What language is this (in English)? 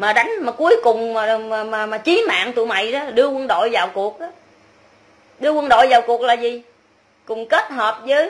Vietnamese